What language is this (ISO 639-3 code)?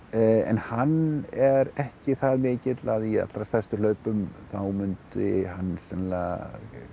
isl